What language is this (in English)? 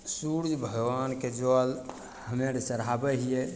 Maithili